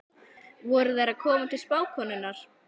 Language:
Icelandic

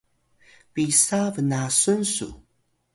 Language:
Atayal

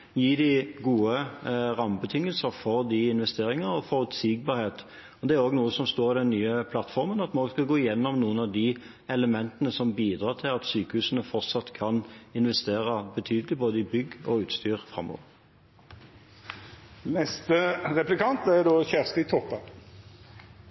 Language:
Norwegian Bokmål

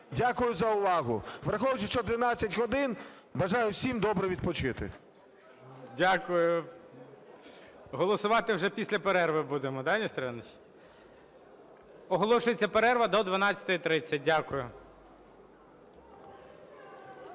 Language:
Ukrainian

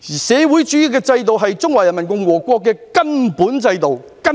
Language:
Cantonese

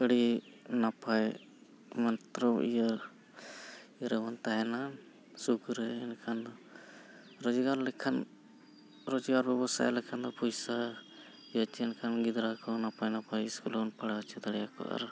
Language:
Santali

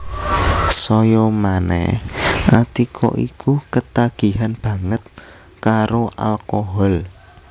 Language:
Javanese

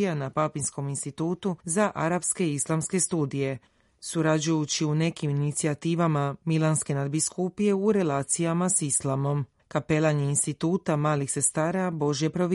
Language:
Croatian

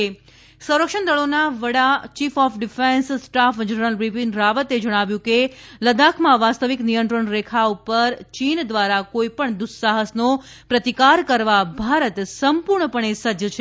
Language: Gujarati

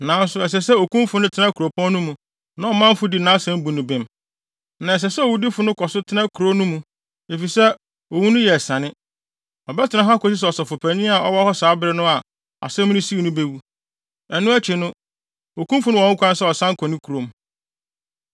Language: Akan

